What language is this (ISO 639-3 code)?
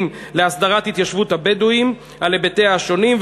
heb